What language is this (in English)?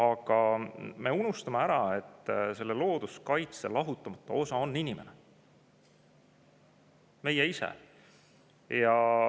Estonian